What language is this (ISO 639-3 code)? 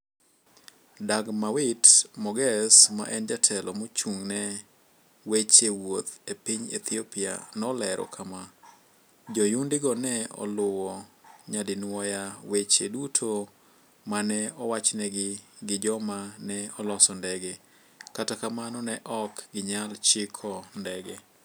luo